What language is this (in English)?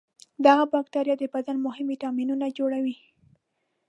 Pashto